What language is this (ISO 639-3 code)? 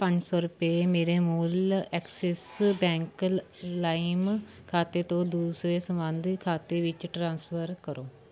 pan